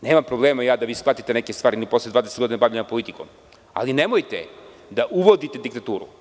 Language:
Serbian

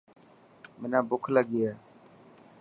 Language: Dhatki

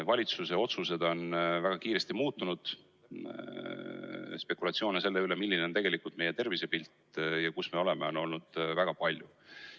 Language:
Estonian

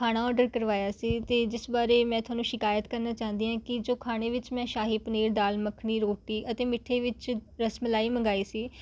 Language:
Punjabi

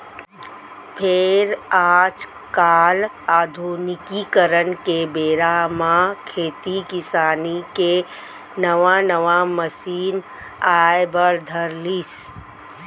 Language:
Chhattisgarhi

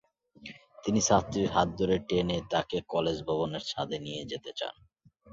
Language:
Bangla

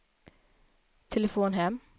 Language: Swedish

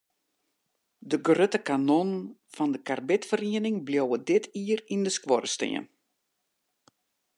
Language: Western Frisian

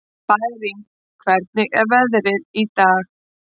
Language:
Icelandic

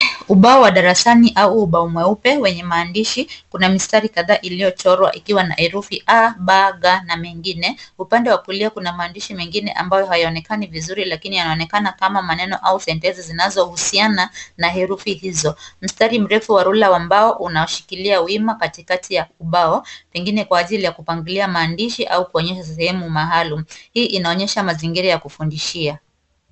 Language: Swahili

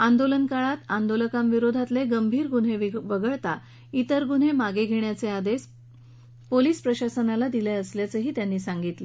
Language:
Marathi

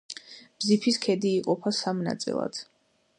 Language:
Georgian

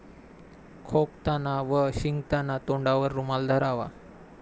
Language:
Marathi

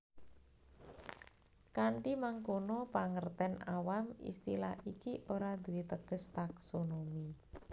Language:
Javanese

